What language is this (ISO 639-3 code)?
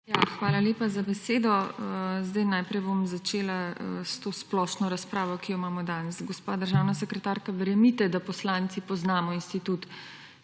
slv